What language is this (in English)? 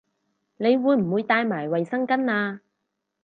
Cantonese